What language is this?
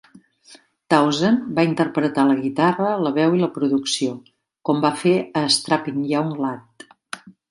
Catalan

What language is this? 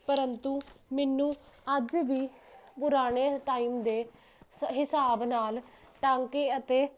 Punjabi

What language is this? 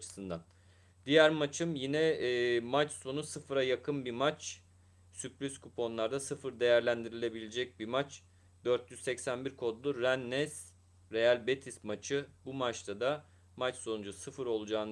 Turkish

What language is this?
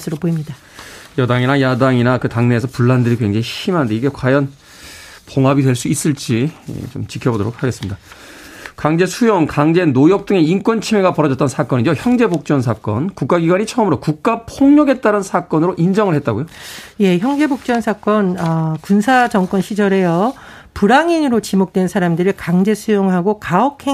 Korean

